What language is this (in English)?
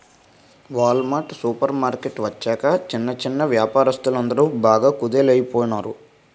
Telugu